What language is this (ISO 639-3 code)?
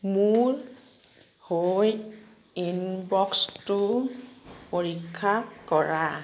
asm